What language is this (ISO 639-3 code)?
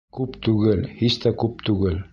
bak